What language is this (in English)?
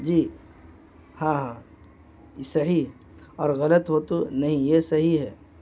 Urdu